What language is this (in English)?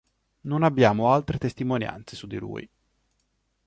Italian